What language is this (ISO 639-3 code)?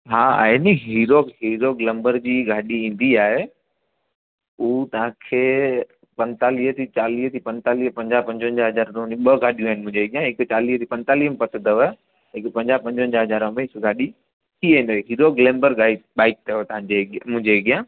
snd